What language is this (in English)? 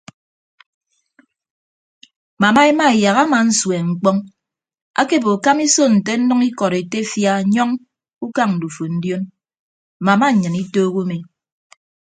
Ibibio